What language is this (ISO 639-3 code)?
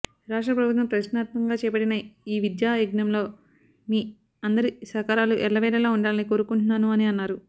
tel